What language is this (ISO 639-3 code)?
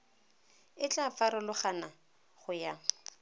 tsn